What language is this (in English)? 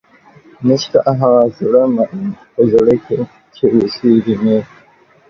Pashto